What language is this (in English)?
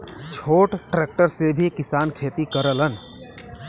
Bhojpuri